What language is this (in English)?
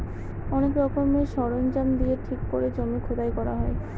Bangla